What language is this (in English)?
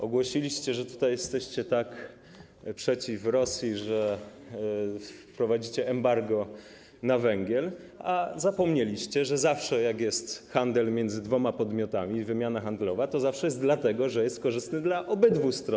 Polish